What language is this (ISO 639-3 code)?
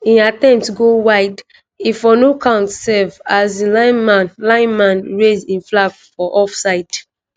pcm